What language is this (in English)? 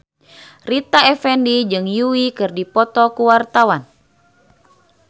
Sundanese